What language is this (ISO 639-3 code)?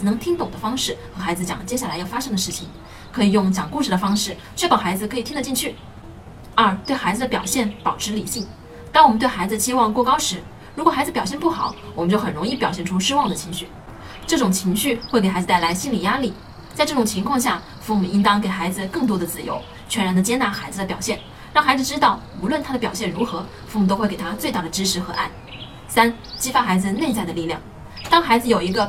zho